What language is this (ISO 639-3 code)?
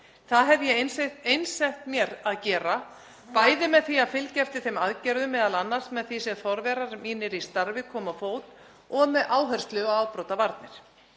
isl